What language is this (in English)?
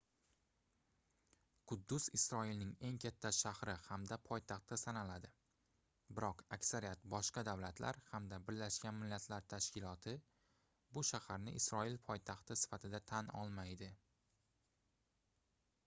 Uzbek